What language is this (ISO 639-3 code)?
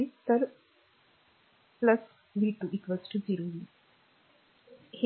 mar